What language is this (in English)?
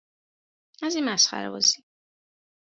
Persian